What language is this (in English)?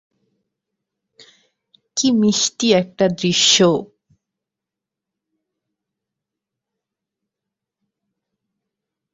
Bangla